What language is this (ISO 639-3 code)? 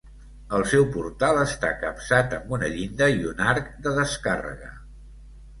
cat